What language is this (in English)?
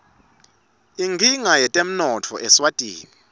Swati